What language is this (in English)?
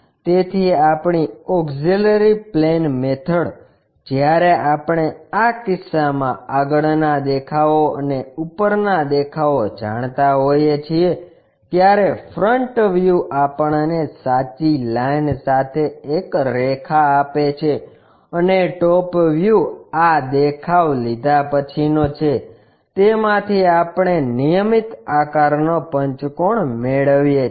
Gujarati